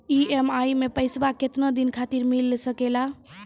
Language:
Maithili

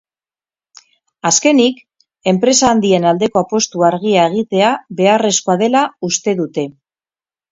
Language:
Basque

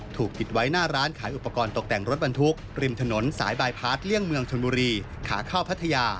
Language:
Thai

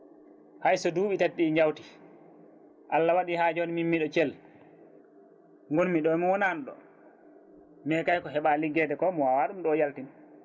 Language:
Fula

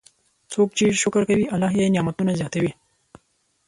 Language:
Pashto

